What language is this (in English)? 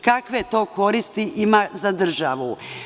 Serbian